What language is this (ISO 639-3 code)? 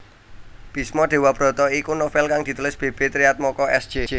jav